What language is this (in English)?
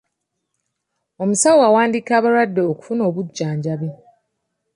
Ganda